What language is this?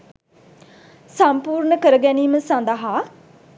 Sinhala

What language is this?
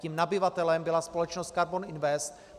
Czech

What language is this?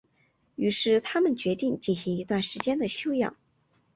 Chinese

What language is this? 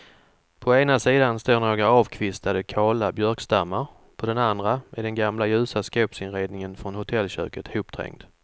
Swedish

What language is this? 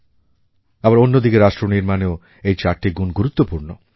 Bangla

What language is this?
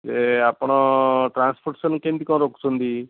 Odia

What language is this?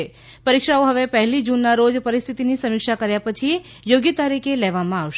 Gujarati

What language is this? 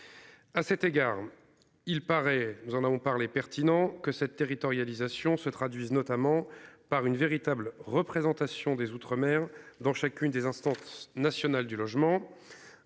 French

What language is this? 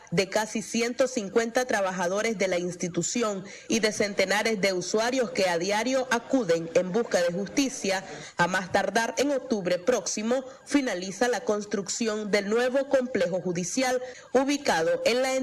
Spanish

